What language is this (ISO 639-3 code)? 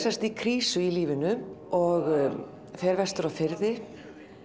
isl